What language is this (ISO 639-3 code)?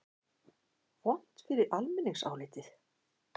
isl